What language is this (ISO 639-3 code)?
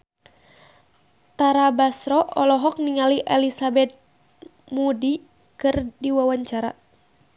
sun